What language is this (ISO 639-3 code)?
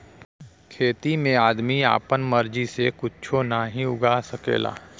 bho